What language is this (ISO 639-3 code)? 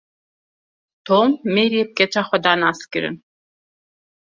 kur